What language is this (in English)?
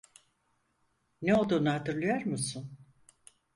Turkish